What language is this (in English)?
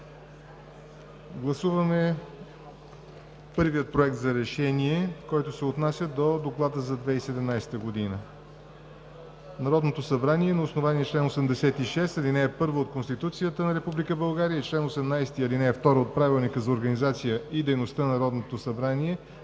Bulgarian